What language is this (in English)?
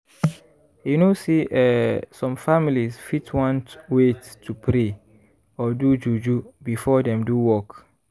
Nigerian Pidgin